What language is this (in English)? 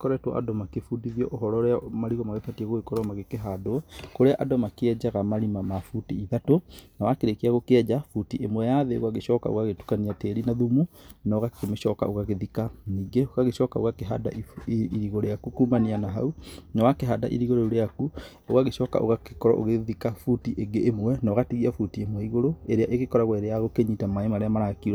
Kikuyu